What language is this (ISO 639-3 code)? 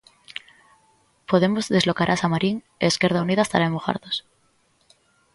glg